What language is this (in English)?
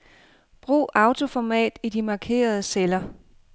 Danish